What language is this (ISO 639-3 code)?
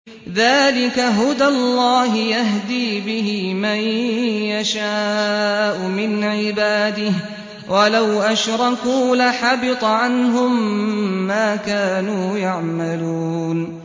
ara